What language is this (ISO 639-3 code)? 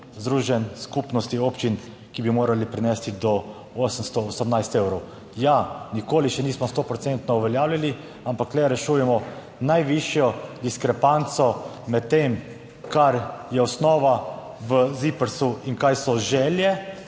slv